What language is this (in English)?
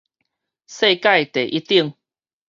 Min Nan Chinese